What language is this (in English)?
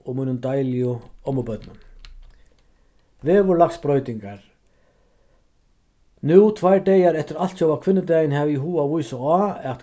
Faroese